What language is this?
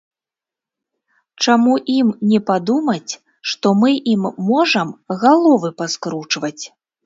Belarusian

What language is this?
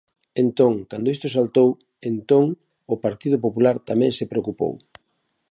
Galician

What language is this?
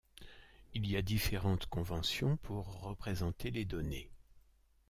French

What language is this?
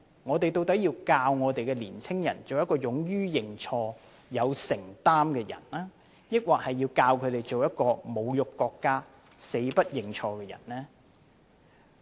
Cantonese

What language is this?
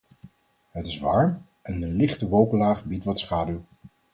Dutch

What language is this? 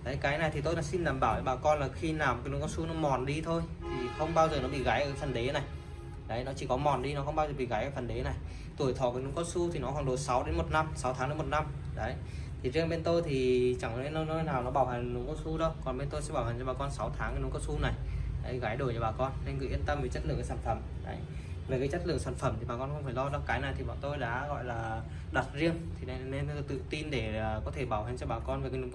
Vietnamese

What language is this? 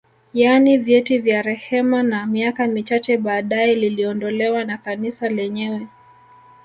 Swahili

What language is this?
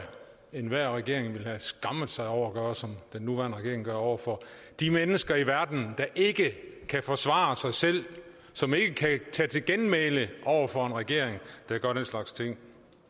Danish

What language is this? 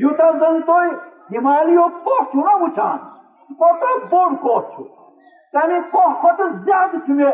Urdu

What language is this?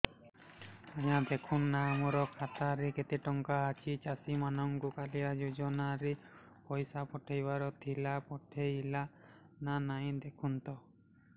Odia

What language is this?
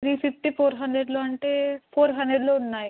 Telugu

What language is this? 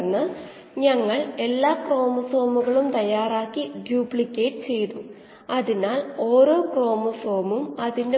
Malayalam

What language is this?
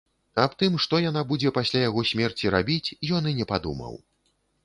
Belarusian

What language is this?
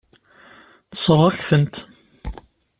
Kabyle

